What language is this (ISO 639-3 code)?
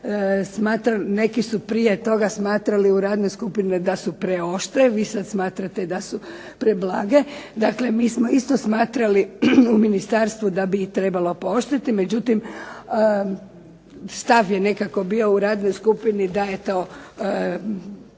hrv